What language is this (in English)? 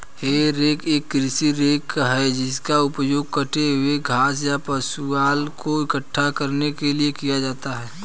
Hindi